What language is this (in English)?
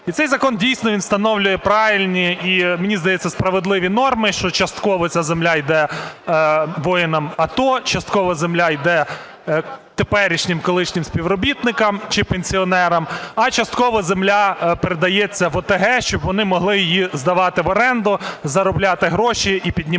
Ukrainian